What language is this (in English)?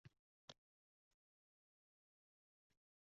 Uzbek